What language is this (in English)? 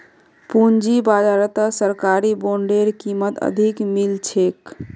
Magahi